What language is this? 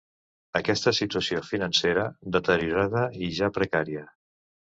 Catalan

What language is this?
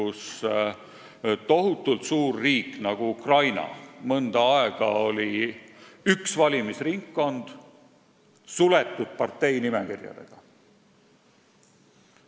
Estonian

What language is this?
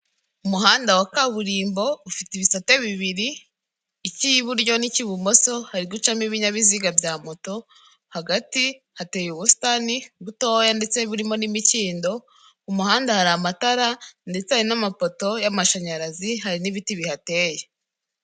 Kinyarwanda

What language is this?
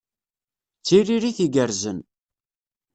Kabyle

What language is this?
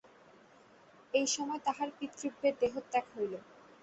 Bangla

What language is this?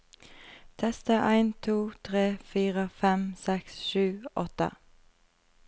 Norwegian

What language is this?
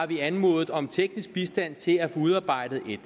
Danish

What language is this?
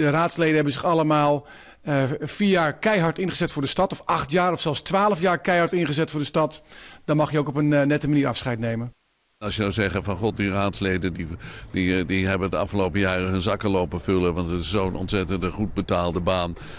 Dutch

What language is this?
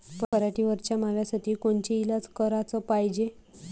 Marathi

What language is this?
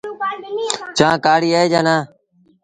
Sindhi Bhil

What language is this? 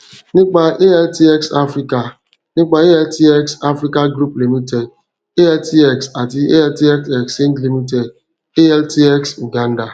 Yoruba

